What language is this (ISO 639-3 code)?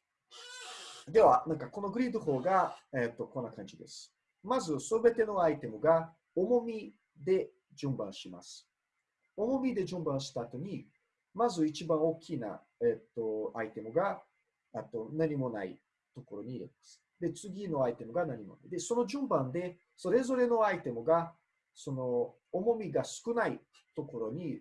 jpn